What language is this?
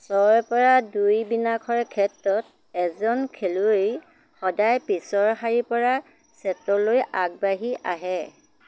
Assamese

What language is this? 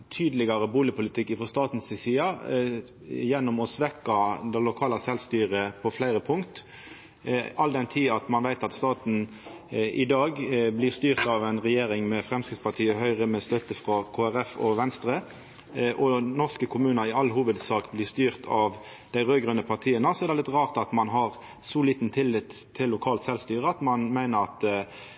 Norwegian Nynorsk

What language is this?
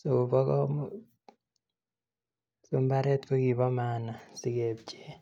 Kalenjin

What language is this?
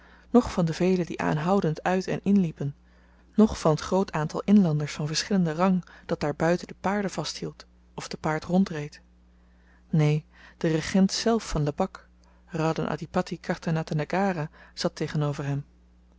Dutch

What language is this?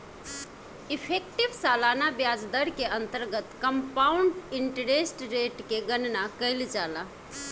Bhojpuri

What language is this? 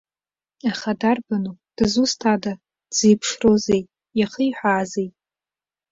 Abkhazian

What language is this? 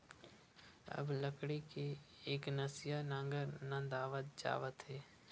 Chhattisgarhi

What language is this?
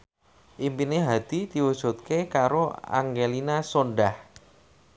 Javanese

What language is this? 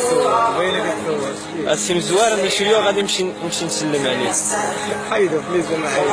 Arabic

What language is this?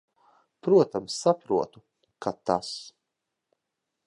Latvian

